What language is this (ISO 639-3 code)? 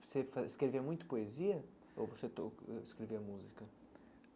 por